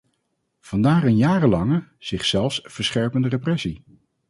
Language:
Dutch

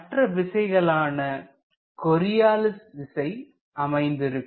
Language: Tamil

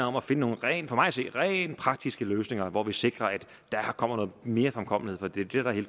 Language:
Danish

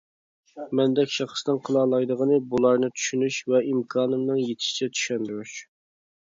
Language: Uyghur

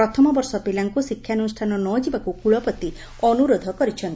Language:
Odia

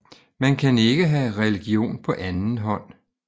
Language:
Danish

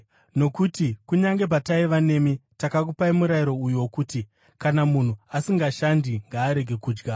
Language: Shona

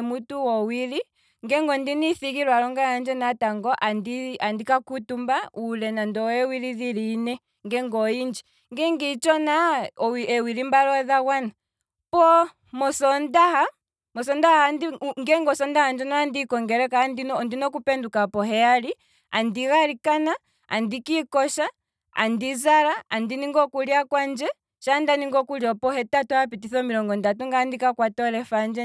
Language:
Kwambi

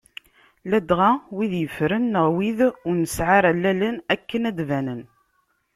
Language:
Kabyle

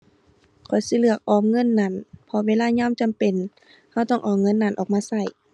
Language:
Thai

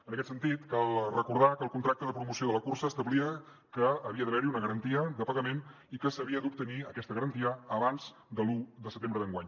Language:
Catalan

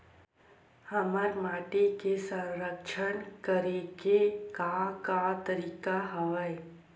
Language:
Chhattisgarhi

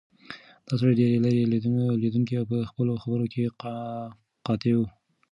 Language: Pashto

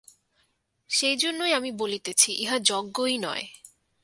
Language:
Bangla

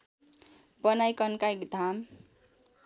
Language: Nepali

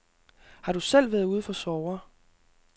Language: Danish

